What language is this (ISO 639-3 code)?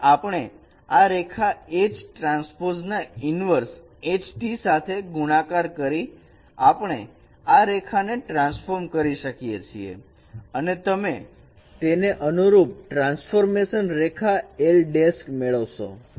guj